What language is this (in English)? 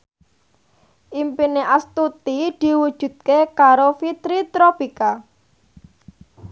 Javanese